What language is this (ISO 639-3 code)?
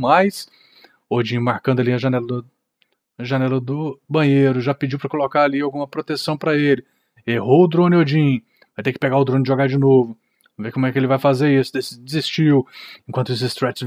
por